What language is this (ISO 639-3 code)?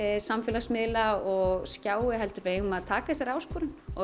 isl